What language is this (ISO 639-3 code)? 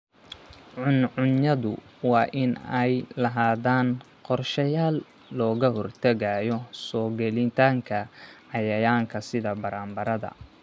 som